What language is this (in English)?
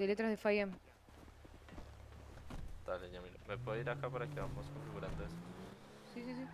Spanish